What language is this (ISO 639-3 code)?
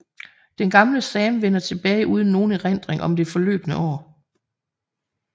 dan